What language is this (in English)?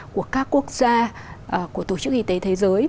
Vietnamese